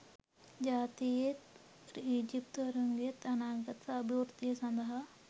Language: Sinhala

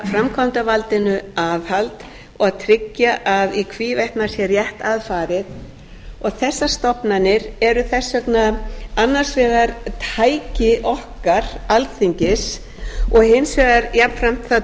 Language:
Icelandic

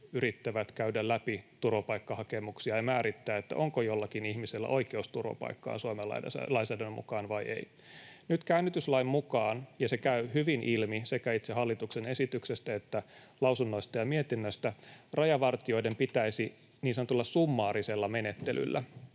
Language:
Finnish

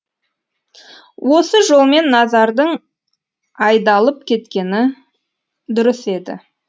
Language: Kazakh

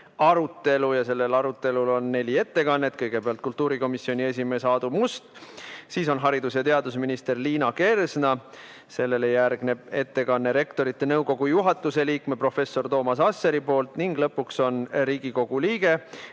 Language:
Estonian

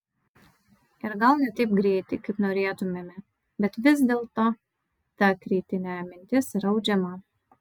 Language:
Lithuanian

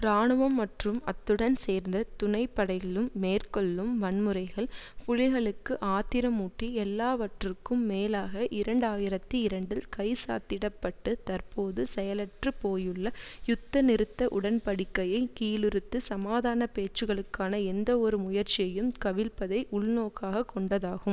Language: Tamil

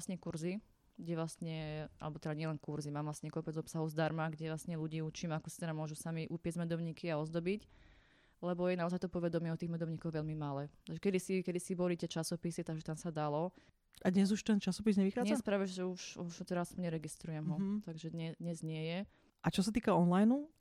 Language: Slovak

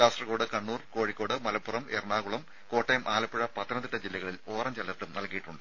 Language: Malayalam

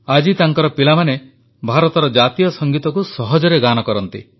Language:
Odia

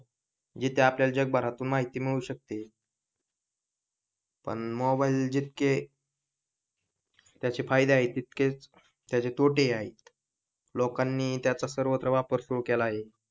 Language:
Marathi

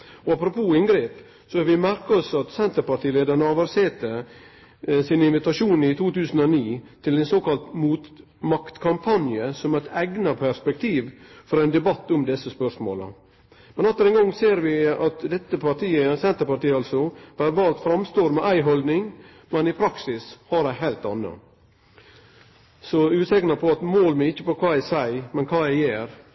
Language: Norwegian Nynorsk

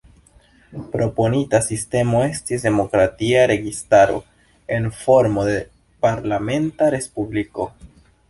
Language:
Esperanto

